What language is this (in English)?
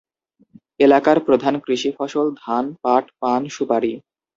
Bangla